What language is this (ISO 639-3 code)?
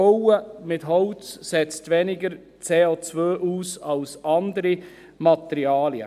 gsw